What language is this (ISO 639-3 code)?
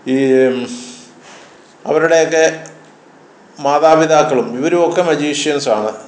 mal